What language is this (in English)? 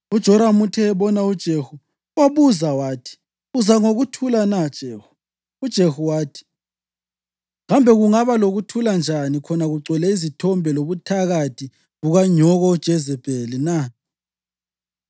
North Ndebele